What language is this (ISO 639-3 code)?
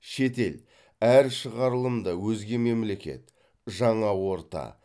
kaz